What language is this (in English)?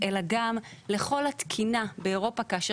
Hebrew